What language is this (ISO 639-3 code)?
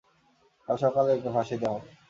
ben